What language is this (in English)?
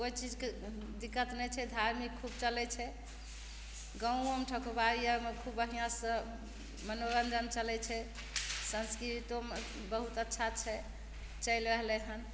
Maithili